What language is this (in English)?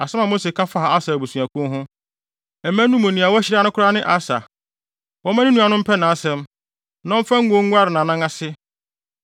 Akan